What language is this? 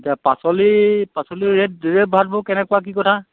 Assamese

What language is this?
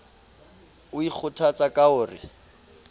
Southern Sotho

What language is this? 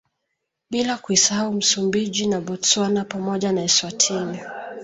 Swahili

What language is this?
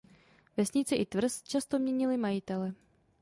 Czech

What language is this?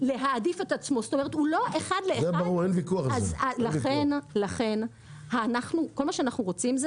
Hebrew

